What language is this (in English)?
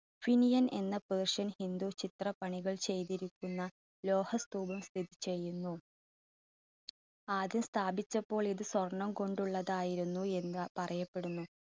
Malayalam